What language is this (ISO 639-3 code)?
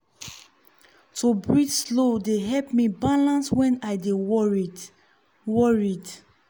pcm